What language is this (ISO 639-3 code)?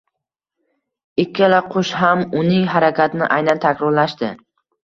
uzb